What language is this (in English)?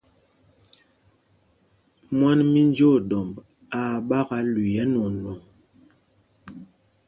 Mpumpong